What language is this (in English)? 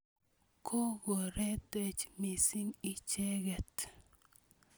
Kalenjin